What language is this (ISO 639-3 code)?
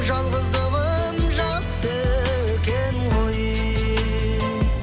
kaz